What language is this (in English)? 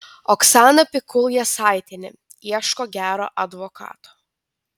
Lithuanian